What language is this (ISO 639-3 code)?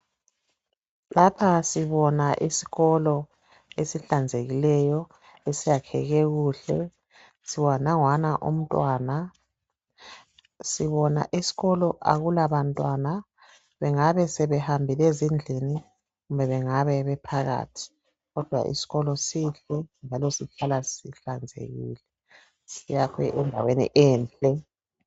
nde